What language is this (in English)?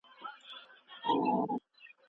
Pashto